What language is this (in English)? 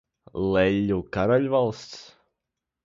Latvian